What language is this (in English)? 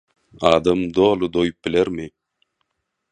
Turkmen